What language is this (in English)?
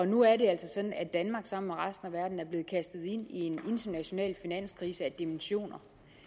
Danish